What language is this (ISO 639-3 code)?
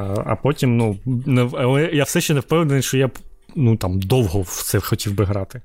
ukr